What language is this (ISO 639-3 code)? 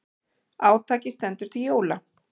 isl